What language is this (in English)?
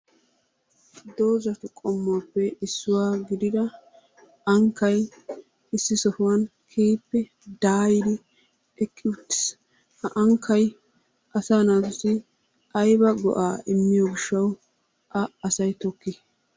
Wolaytta